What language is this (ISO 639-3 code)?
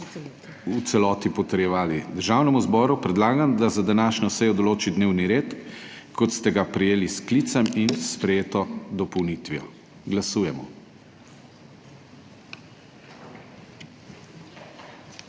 slv